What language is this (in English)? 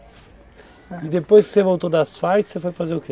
Portuguese